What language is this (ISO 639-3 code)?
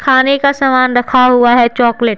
hin